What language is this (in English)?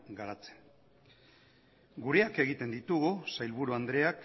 Basque